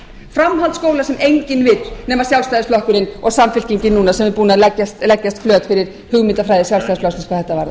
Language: Icelandic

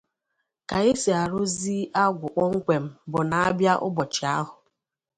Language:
Igbo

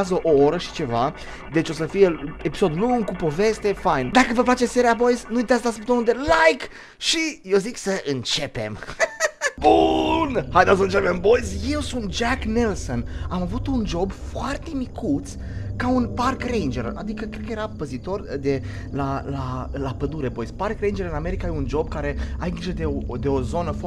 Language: Romanian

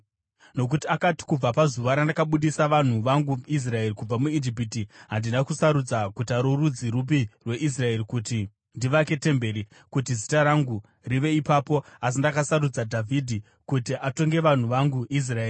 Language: Shona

